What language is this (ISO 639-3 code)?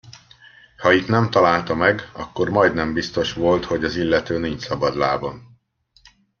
hun